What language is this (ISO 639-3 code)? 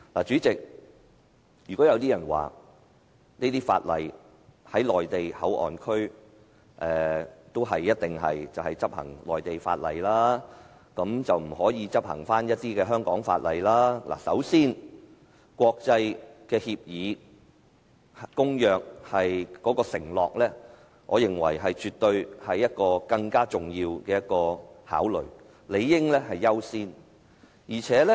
yue